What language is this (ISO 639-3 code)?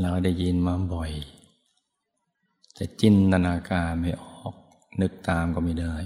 tha